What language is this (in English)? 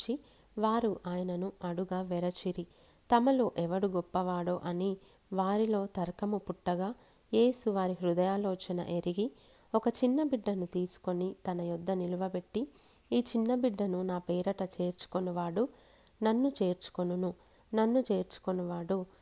Telugu